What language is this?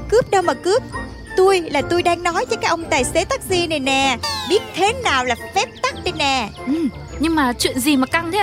Vietnamese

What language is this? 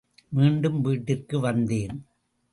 Tamil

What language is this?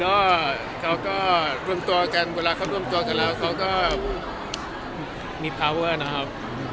Thai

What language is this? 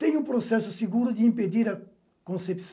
Portuguese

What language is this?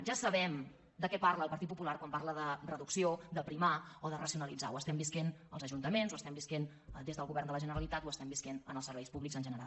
Catalan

